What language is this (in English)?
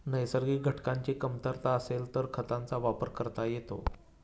Marathi